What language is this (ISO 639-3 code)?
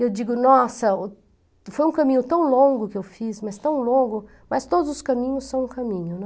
por